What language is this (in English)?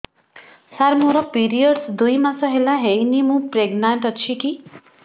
Odia